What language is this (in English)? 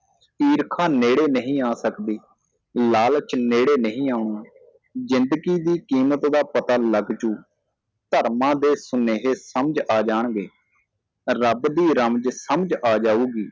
Punjabi